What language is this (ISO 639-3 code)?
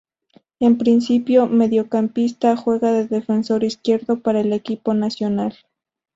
spa